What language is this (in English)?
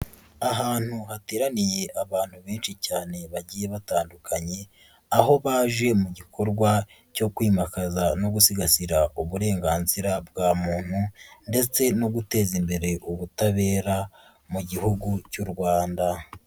Kinyarwanda